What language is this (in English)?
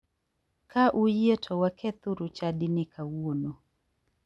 Luo (Kenya and Tanzania)